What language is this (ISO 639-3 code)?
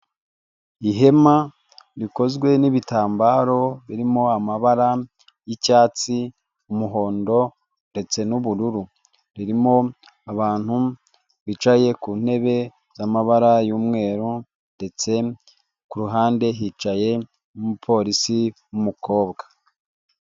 kin